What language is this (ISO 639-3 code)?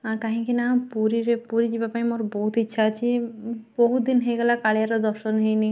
ori